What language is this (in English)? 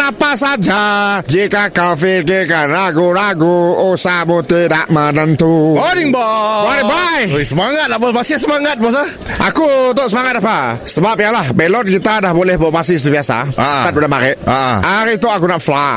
Malay